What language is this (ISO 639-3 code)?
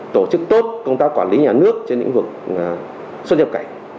vie